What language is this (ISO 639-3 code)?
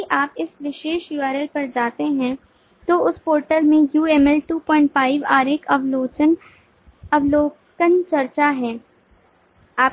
hin